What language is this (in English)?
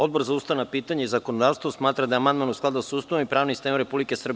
Serbian